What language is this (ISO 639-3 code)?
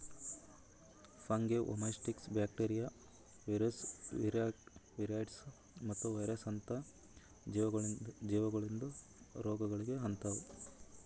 kan